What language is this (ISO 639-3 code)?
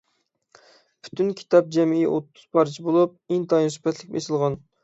uig